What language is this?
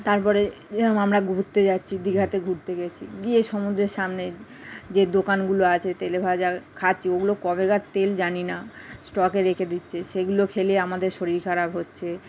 Bangla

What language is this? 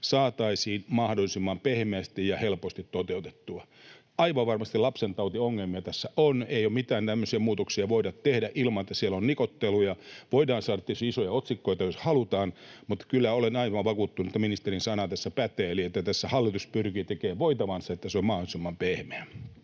Finnish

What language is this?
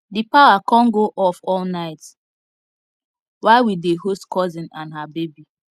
Nigerian Pidgin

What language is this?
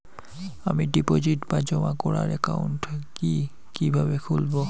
Bangla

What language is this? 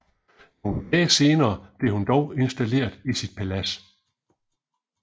Danish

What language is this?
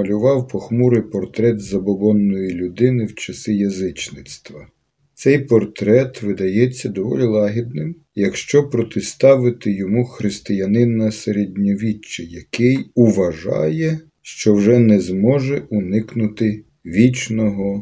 Ukrainian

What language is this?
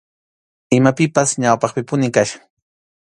Arequipa-La Unión Quechua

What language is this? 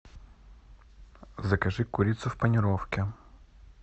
Russian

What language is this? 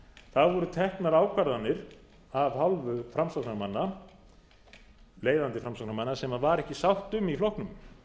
Icelandic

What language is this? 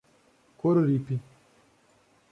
Portuguese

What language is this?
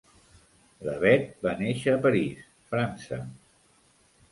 Catalan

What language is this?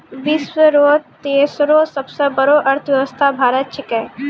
Maithili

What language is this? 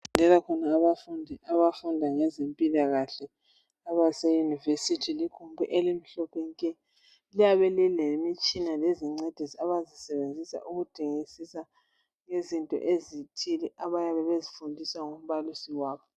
North Ndebele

